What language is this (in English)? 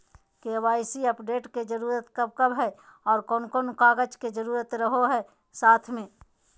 Magahi